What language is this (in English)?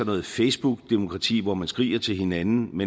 Danish